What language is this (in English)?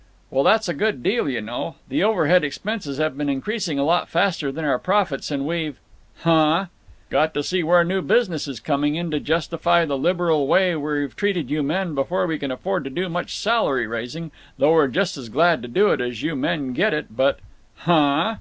English